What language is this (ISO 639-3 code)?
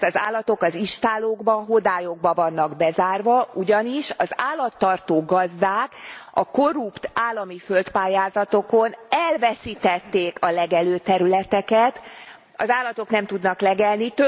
hun